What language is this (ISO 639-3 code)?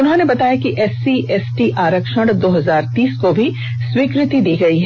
hin